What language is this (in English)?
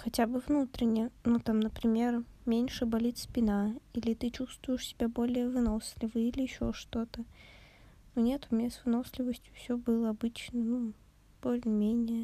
Russian